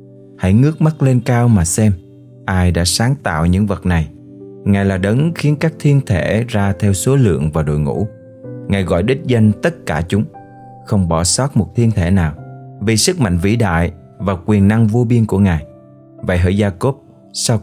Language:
Vietnamese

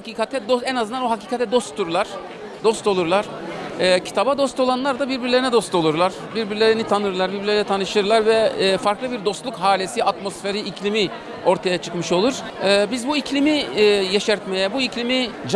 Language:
Turkish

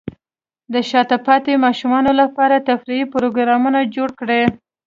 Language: Pashto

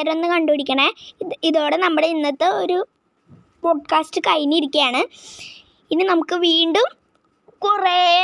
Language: Malayalam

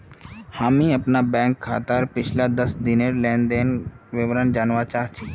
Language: Magahi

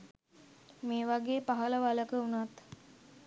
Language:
Sinhala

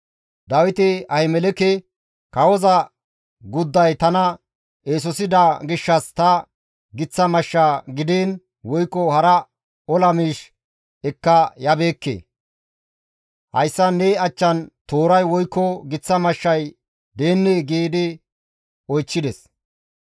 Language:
Gamo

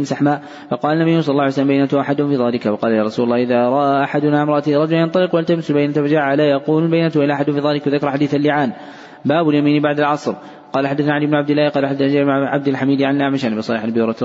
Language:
Arabic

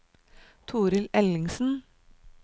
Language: Norwegian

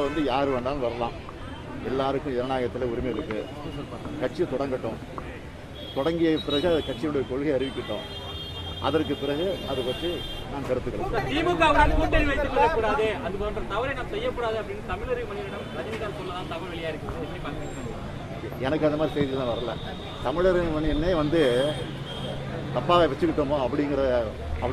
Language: Tamil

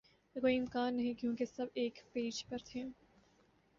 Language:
Urdu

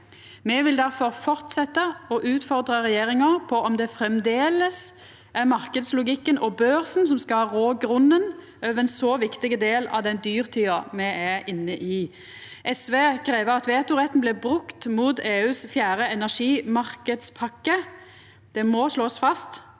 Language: Norwegian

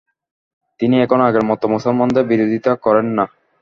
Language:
Bangla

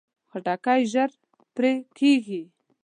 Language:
Pashto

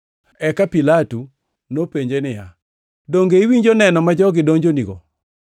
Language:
Luo (Kenya and Tanzania)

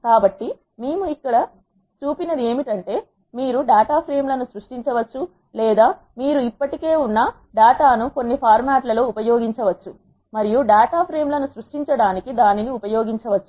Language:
Telugu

